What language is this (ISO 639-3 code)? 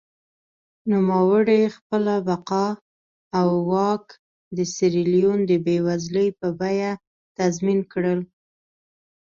pus